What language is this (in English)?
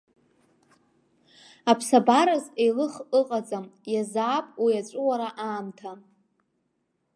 Abkhazian